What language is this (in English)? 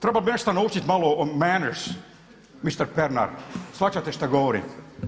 Croatian